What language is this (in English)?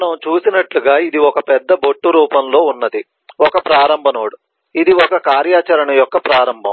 Telugu